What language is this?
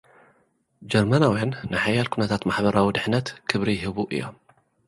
Tigrinya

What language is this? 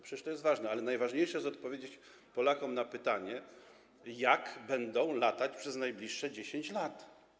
Polish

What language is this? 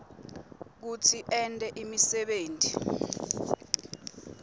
Swati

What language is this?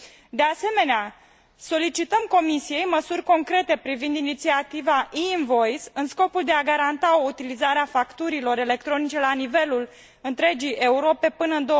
Romanian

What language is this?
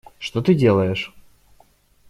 Russian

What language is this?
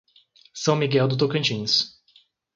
Portuguese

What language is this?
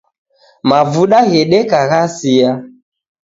Taita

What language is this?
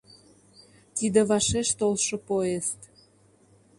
Mari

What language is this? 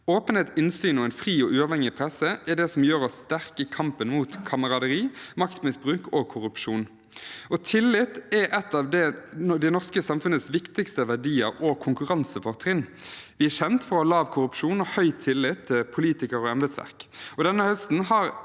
Norwegian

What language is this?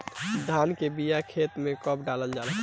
Bhojpuri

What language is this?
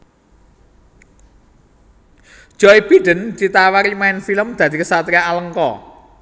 Javanese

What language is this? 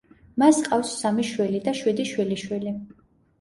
Georgian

